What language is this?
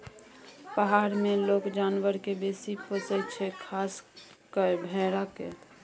Maithili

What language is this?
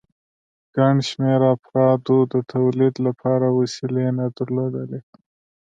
Pashto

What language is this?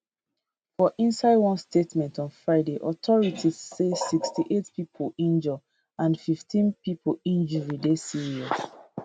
Nigerian Pidgin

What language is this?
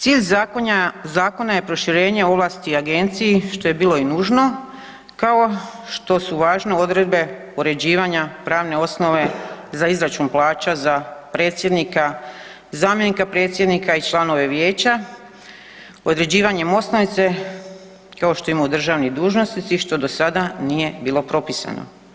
Croatian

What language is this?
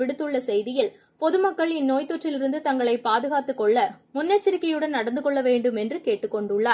Tamil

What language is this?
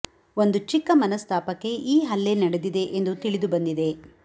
Kannada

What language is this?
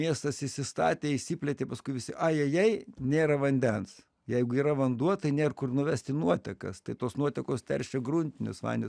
Lithuanian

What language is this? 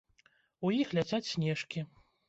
Belarusian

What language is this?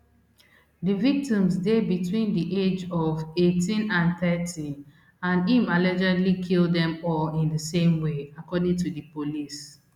Nigerian Pidgin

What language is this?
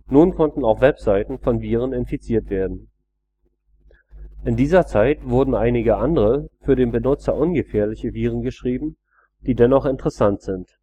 German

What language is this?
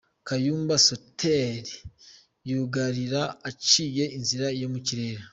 Kinyarwanda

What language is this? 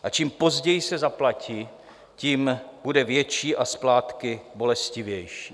Czech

